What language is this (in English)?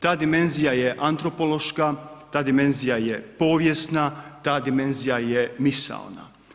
Croatian